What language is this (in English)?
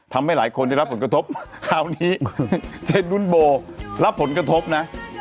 Thai